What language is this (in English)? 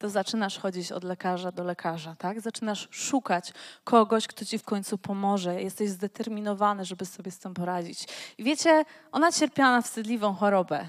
Polish